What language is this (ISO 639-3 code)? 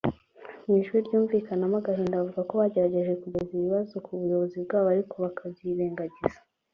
kin